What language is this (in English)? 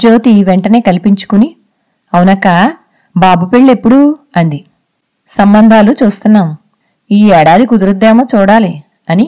Telugu